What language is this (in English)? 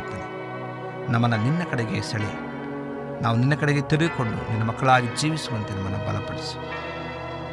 Kannada